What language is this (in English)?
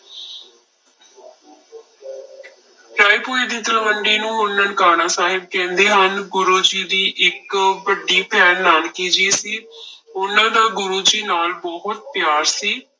Punjabi